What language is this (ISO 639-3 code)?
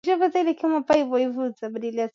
swa